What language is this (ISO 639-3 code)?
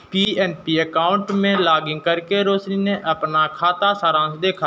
hin